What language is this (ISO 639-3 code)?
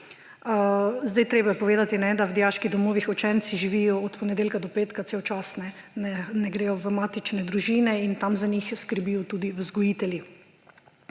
slv